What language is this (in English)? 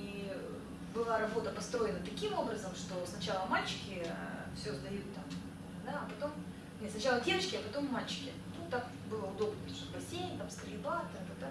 Russian